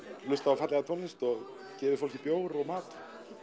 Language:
Icelandic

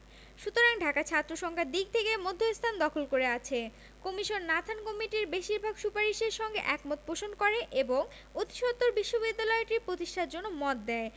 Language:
Bangla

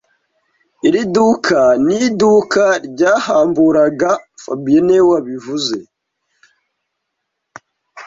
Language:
Kinyarwanda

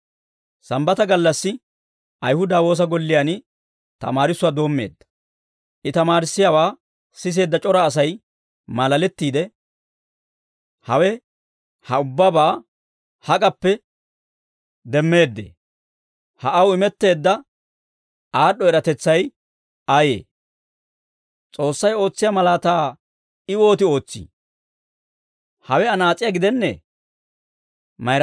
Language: Dawro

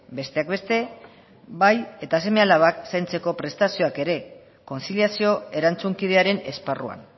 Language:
Basque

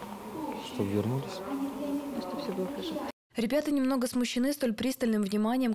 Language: Russian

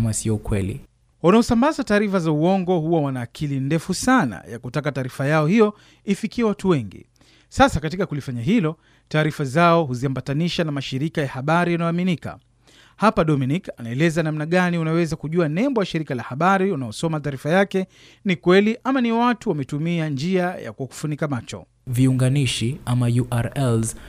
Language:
Swahili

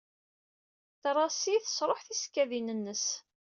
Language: Kabyle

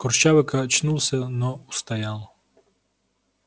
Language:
Russian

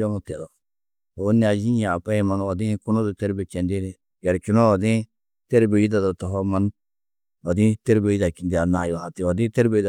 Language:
Tedaga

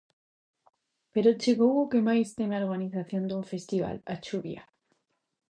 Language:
Galician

